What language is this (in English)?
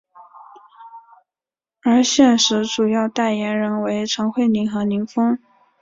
Chinese